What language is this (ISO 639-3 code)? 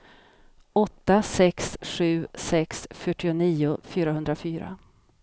swe